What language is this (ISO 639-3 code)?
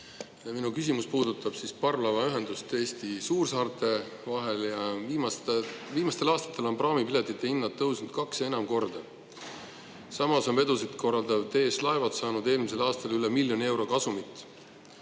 est